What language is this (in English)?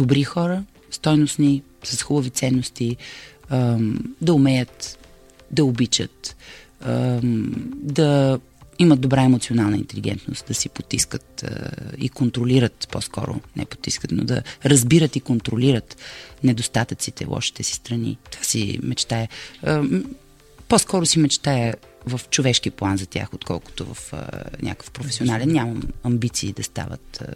Bulgarian